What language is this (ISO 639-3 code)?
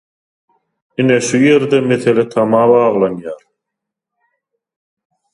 tuk